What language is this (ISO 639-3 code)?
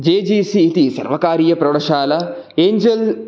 san